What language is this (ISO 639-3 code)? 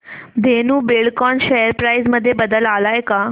mar